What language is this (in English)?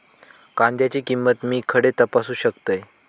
Marathi